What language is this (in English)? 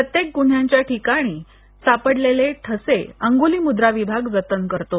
Marathi